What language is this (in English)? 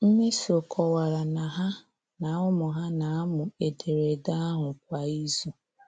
Igbo